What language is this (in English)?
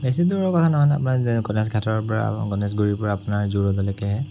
Assamese